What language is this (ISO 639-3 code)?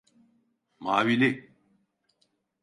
tur